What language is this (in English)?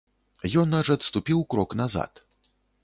Belarusian